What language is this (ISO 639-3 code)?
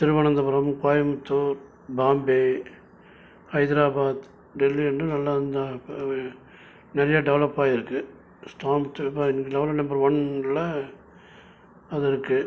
tam